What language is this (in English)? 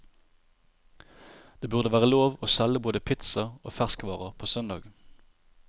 Norwegian